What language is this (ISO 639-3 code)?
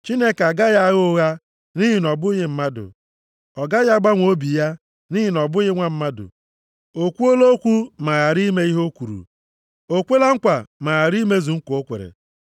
ibo